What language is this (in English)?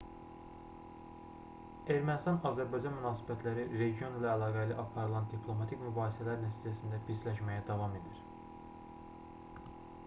Azerbaijani